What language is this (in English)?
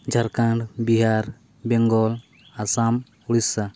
Santali